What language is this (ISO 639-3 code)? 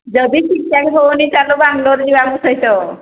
ori